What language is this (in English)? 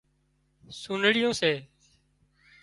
Wadiyara Koli